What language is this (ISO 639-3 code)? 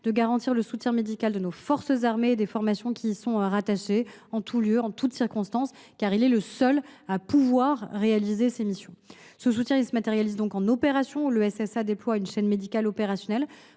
fra